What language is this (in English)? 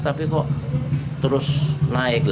Indonesian